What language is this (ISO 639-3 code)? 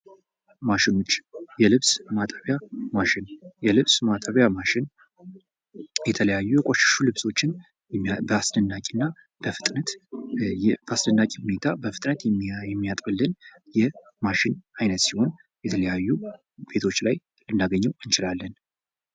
amh